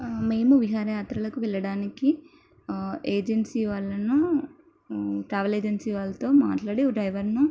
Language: Telugu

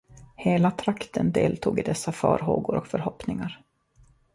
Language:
Swedish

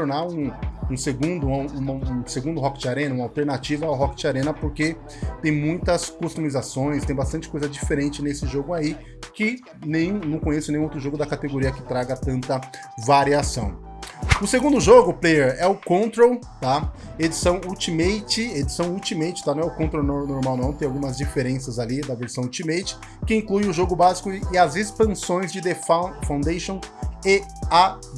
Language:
Portuguese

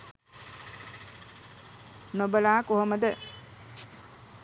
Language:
Sinhala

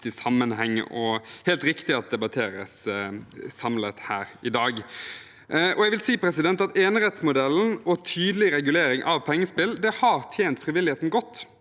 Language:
Norwegian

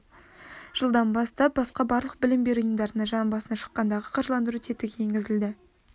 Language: Kazakh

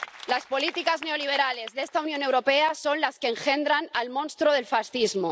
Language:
Spanish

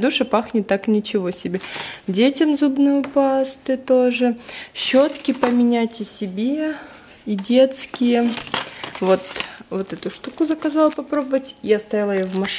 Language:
Russian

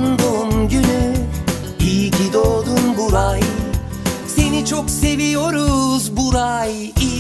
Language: Turkish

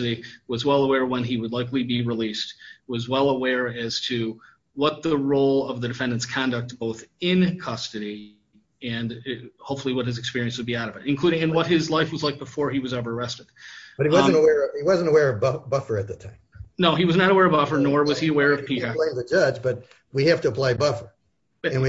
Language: English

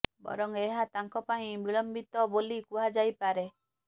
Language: Odia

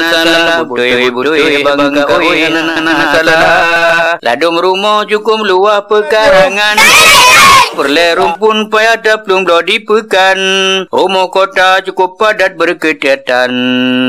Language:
Malay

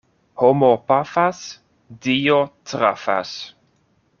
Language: Esperanto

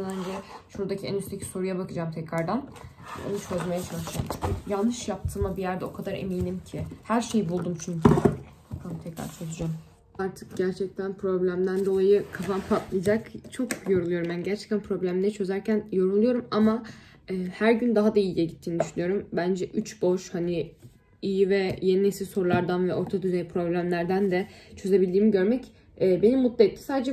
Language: Turkish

